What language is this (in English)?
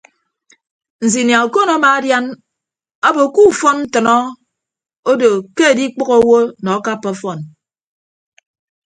Ibibio